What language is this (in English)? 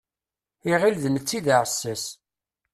Kabyle